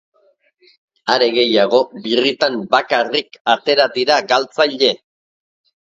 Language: Basque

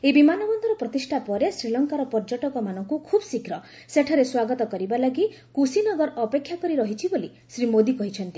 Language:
Odia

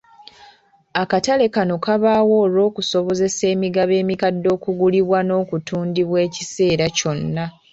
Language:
Ganda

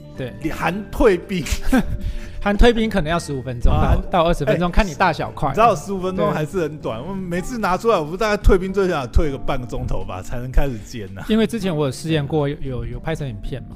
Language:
Chinese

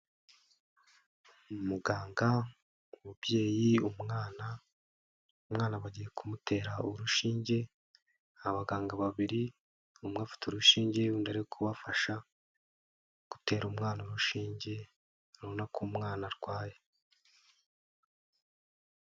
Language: Kinyarwanda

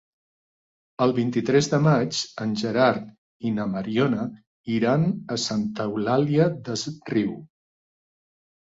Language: Catalan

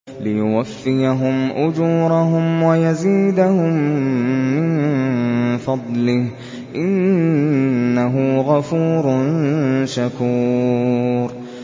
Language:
Arabic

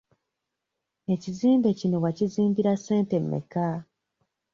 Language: Ganda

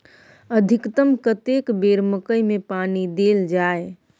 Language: Maithili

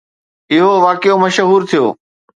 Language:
Sindhi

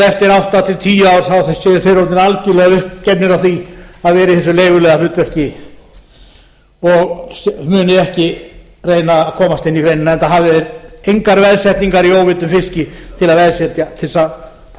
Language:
Icelandic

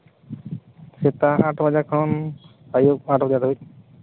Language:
Santali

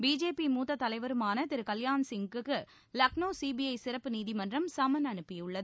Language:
Tamil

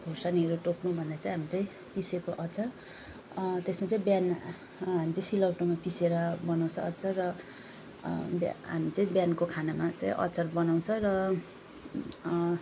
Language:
Nepali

